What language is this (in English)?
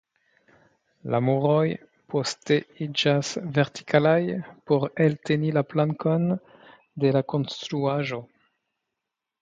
Esperanto